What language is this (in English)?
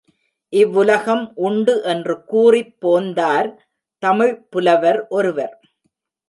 Tamil